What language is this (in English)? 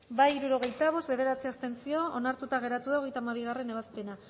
Basque